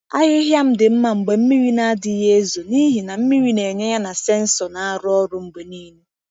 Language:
Igbo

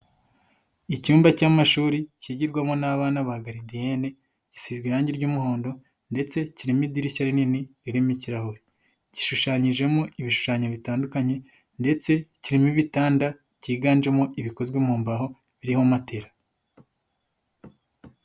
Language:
Kinyarwanda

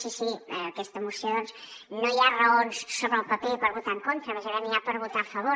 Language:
Catalan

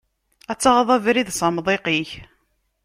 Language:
Kabyle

